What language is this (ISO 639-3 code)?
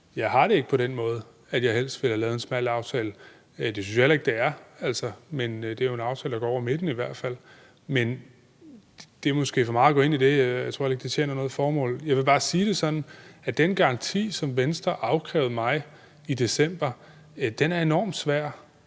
dan